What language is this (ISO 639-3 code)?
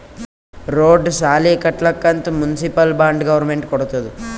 kan